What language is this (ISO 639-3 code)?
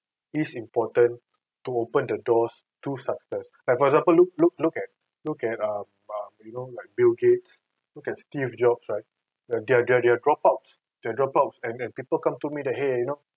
eng